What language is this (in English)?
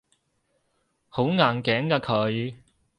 Cantonese